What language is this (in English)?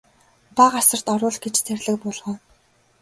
Mongolian